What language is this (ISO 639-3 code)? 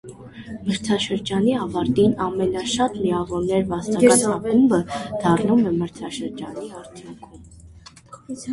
hye